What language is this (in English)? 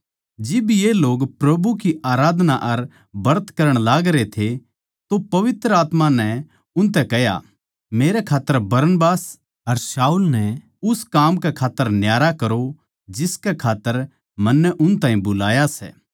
Haryanvi